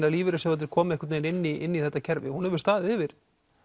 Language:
Icelandic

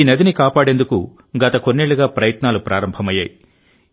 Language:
Telugu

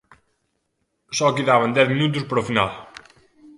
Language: Galician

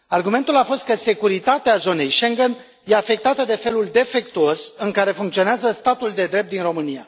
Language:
Romanian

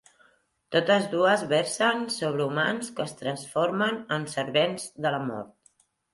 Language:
Catalan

